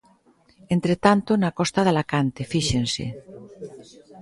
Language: Galician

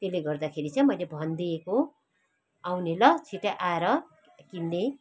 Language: Nepali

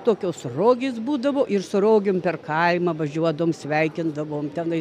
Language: Lithuanian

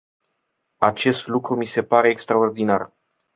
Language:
Romanian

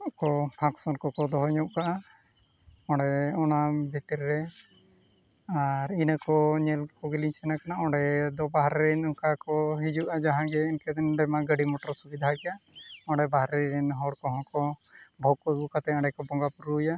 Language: Santali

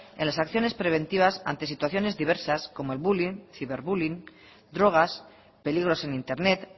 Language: Spanish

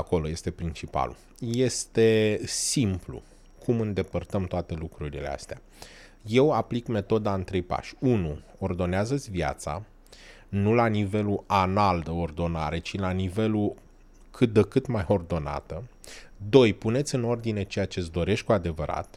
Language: Romanian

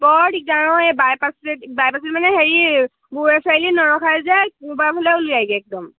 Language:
Assamese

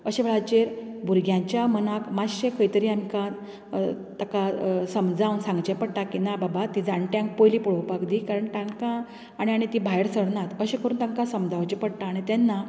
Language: Konkani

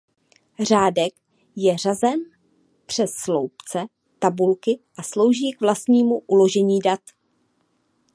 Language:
Czech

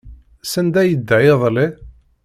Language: Kabyle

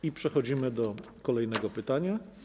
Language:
Polish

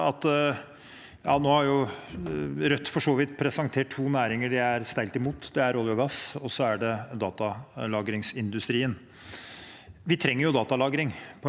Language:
Norwegian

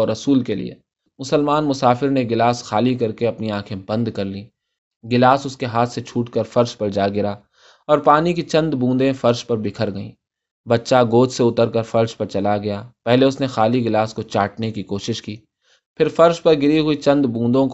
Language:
Urdu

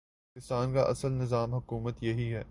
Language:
Urdu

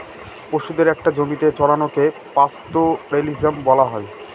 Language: Bangla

